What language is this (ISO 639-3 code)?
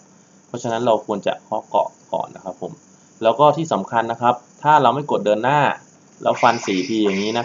tha